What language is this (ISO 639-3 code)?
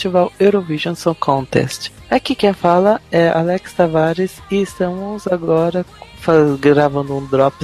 por